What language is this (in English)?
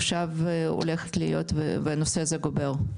Hebrew